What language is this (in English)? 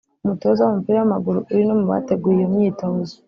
Kinyarwanda